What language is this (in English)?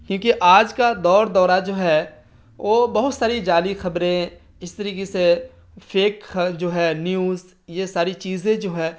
Urdu